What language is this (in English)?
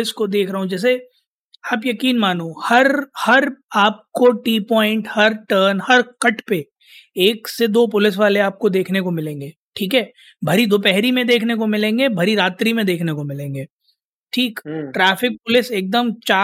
Hindi